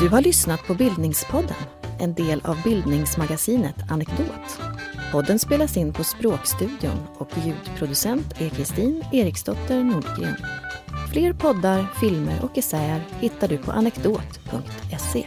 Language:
Swedish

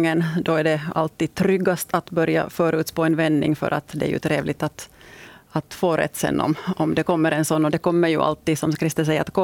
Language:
Swedish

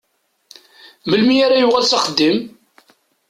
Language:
Kabyle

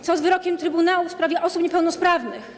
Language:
Polish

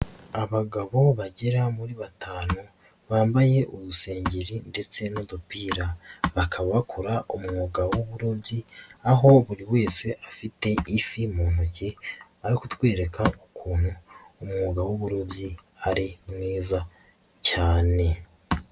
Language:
Kinyarwanda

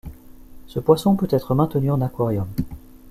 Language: French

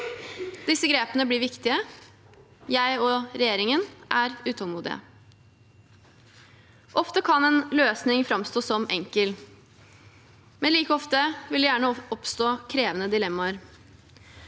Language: Norwegian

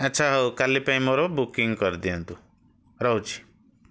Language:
Odia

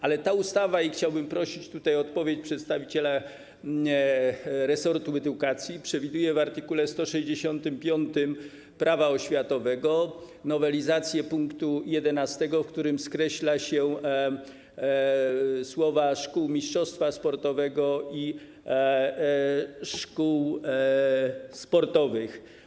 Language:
Polish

